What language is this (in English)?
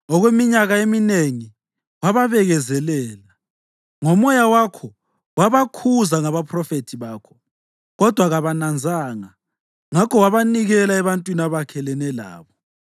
North Ndebele